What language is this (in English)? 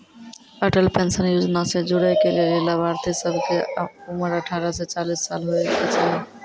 Maithili